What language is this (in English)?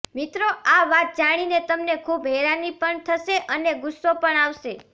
Gujarati